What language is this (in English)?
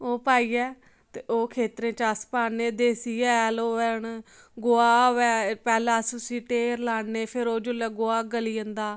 Dogri